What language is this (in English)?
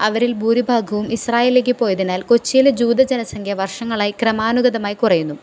Malayalam